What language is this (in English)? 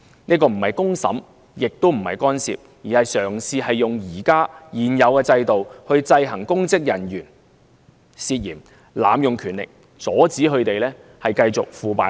Cantonese